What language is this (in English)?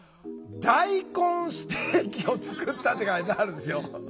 Japanese